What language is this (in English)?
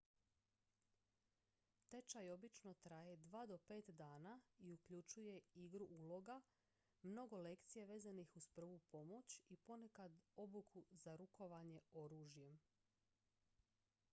Croatian